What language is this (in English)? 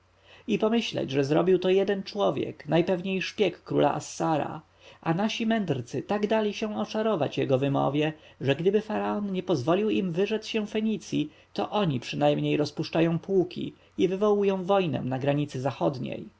Polish